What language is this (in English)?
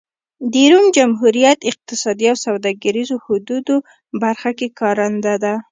Pashto